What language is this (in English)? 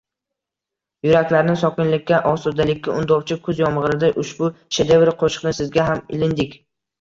Uzbek